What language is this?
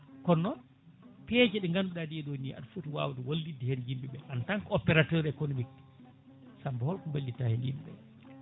Fula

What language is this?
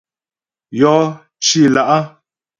Ghomala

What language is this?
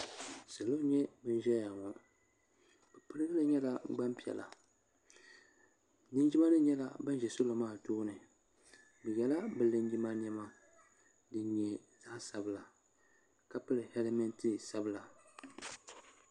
Dagbani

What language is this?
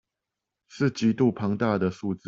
Chinese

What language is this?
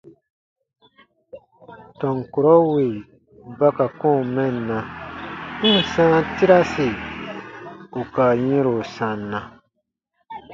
Baatonum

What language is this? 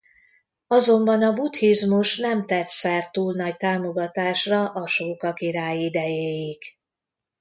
Hungarian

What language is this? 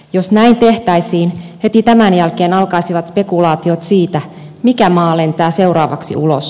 Finnish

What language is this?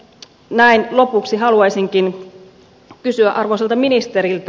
Finnish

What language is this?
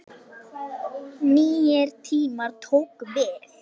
Icelandic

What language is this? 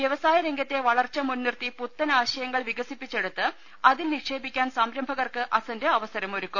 Malayalam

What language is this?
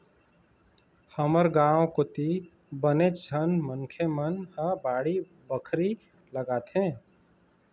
Chhattisgarhi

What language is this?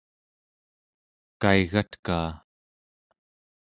Central Yupik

